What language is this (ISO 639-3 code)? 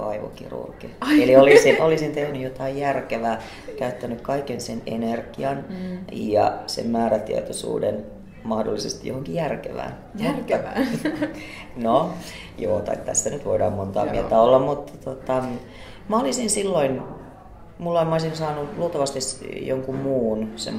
fin